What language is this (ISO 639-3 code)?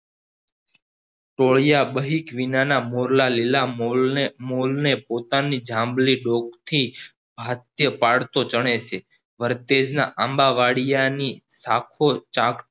guj